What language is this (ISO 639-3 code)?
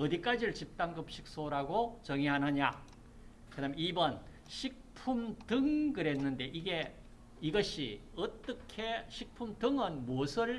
kor